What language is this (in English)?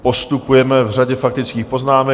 Czech